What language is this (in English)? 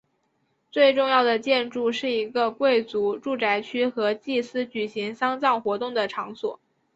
Chinese